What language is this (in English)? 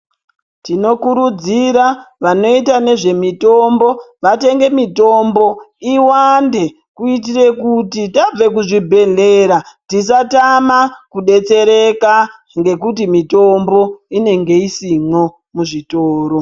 Ndau